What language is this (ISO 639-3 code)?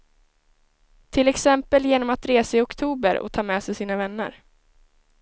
swe